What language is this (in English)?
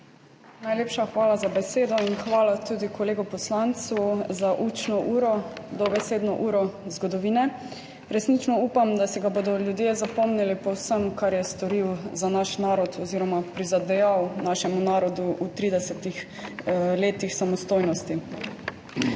Slovenian